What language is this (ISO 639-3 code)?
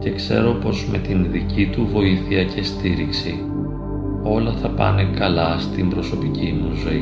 ell